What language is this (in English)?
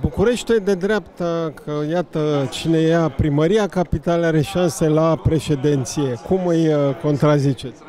Romanian